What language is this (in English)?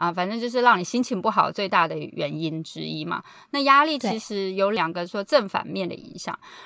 Chinese